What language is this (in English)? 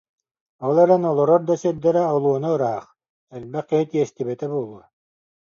Yakut